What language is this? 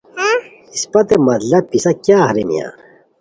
Khowar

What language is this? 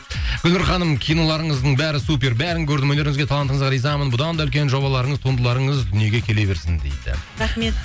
Kazakh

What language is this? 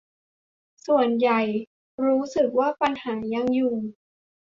Thai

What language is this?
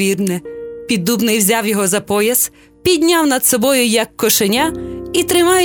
Ukrainian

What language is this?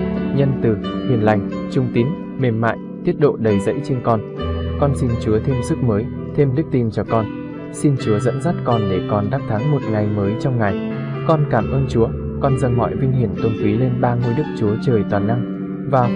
Vietnamese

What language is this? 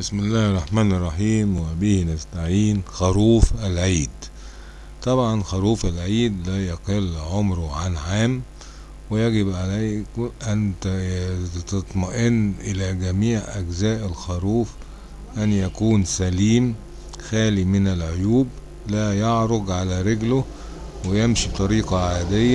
Arabic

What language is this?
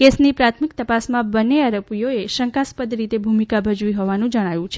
Gujarati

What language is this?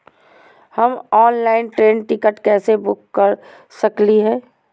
Magahi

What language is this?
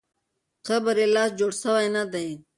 Pashto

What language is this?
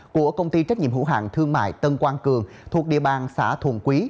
Vietnamese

